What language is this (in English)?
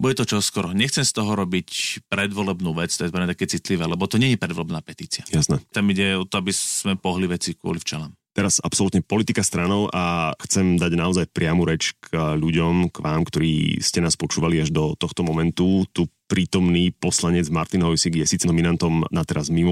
Slovak